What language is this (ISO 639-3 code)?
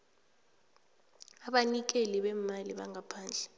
nbl